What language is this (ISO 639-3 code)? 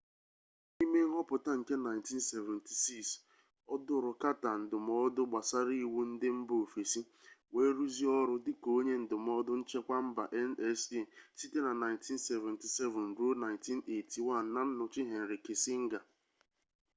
ibo